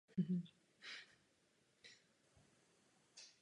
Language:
Czech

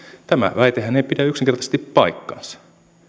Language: Finnish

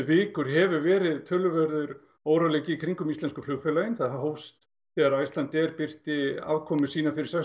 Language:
Icelandic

